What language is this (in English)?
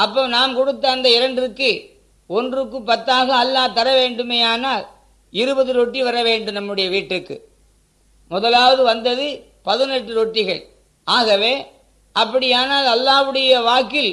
Tamil